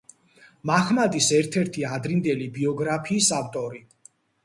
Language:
Georgian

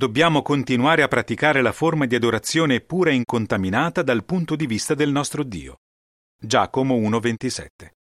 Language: Italian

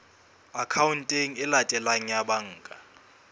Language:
Southern Sotho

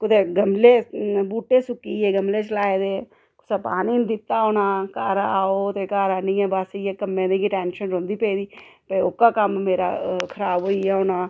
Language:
Dogri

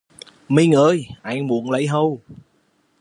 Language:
Vietnamese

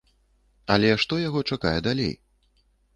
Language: Belarusian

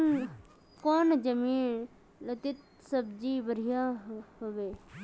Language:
Magahi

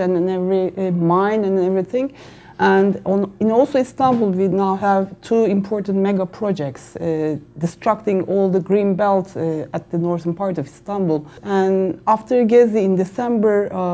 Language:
English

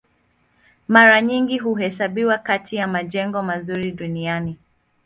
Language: Swahili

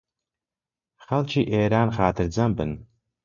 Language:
Central Kurdish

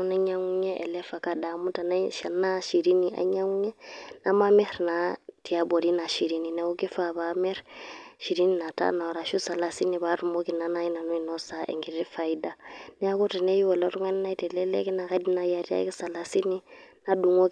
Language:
Masai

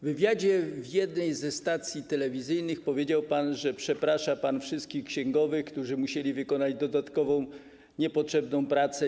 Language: Polish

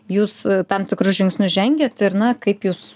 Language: Lithuanian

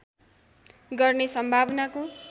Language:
Nepali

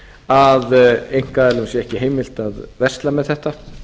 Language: Icelandic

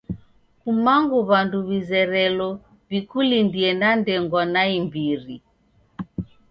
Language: Taita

